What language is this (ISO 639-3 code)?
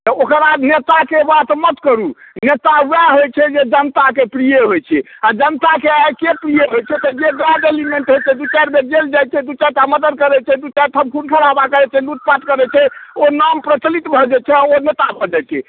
mai